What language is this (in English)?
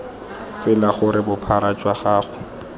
Tswana